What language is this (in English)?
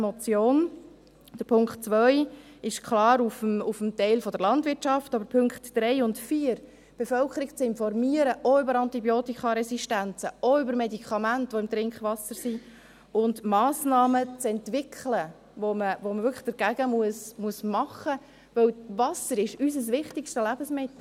Swiss German